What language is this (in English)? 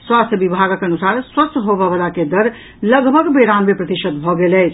Maithili